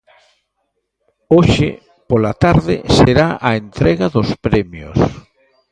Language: Galician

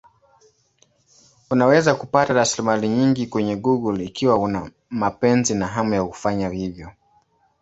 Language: Swahili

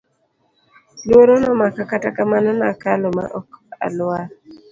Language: Luo (Kenya and Tanzania)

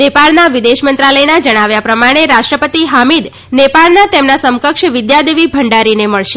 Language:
Gujarati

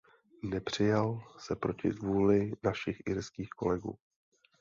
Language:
Czech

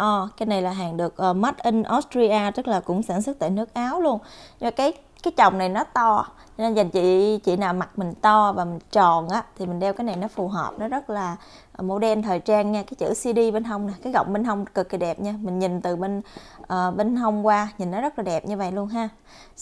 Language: Vietnamese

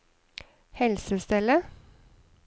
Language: Norwegian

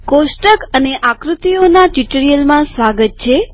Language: Gujarati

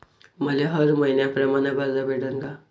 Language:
Marathi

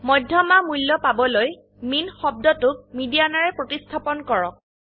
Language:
Assamese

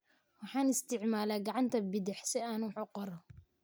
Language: Somali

